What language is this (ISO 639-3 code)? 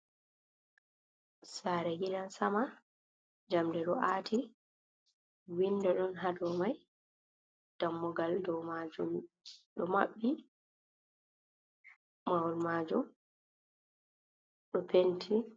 ful